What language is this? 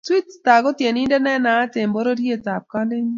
Kalenjin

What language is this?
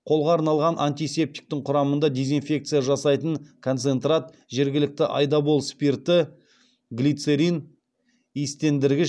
Kazakh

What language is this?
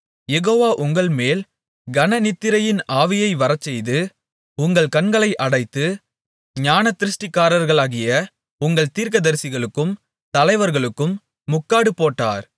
Tamil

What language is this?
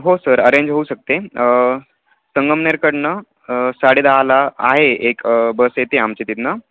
Marathi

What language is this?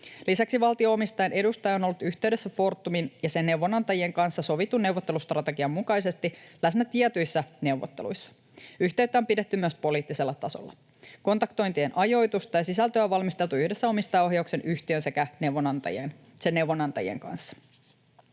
Finnish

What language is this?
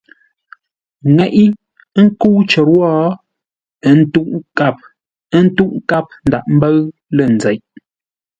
Ngombale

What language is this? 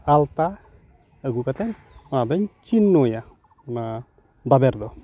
Santali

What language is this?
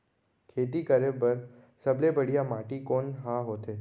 Chhattisgarhi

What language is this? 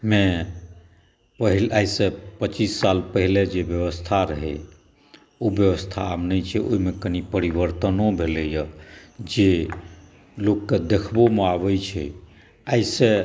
Maithili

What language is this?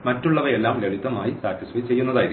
Malayalam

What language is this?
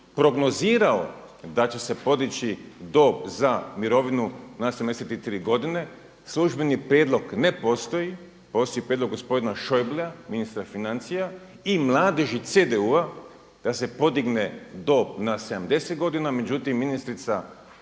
Croatian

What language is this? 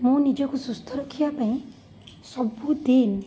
Odia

